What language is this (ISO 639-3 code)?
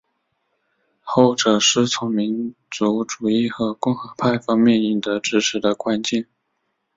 zho